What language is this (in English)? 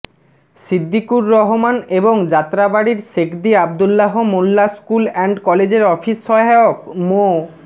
Bangla